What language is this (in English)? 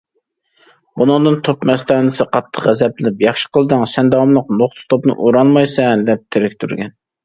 Uyghur